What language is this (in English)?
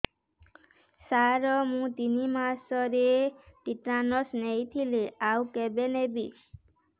Odia